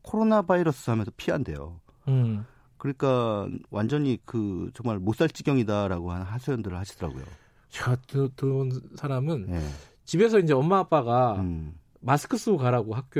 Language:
Korean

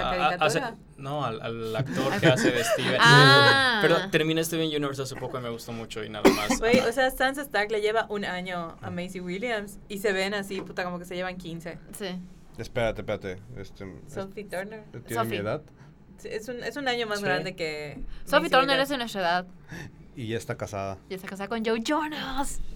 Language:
Spanish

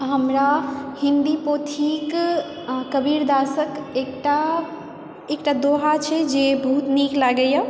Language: Maithili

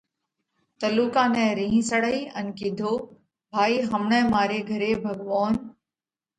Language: Parkari Koli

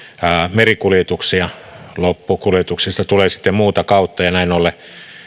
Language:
Finnish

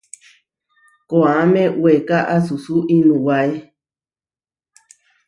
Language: Huarijio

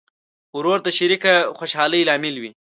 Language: Pashto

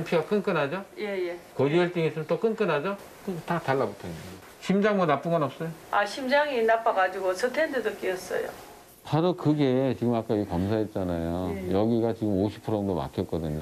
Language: Korean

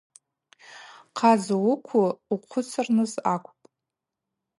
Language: Abaza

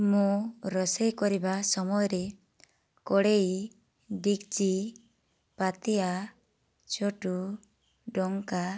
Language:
Odia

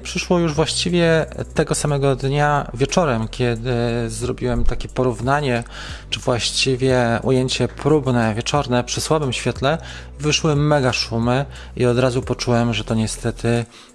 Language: Polish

